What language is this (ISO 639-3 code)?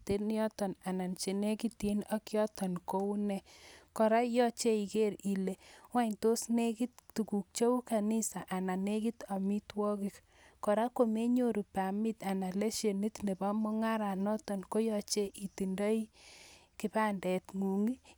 kln